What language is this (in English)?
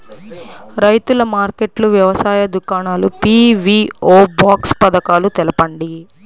Telugu